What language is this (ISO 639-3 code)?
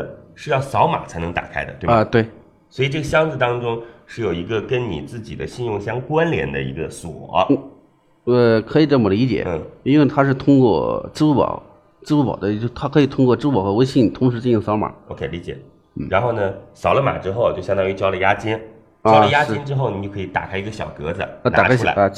zho